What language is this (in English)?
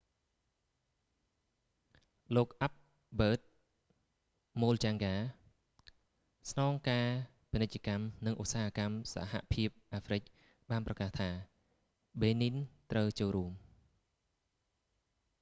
Khmer